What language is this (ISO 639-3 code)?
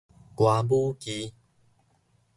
nan